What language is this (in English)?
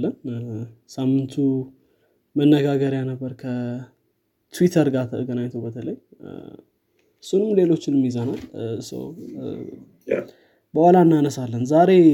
Amharic